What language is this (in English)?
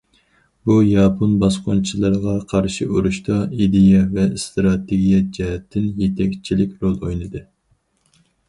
Uyghur